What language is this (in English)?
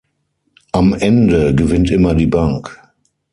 German